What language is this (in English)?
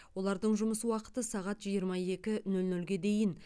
Kazakh